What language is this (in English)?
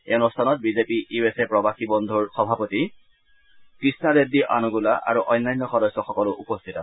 Assamese